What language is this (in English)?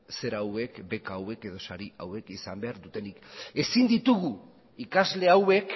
Basque